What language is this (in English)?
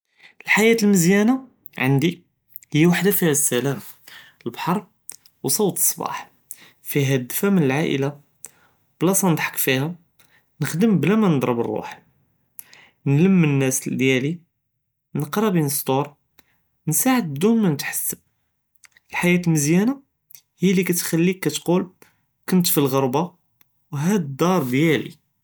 Judeo-Arabic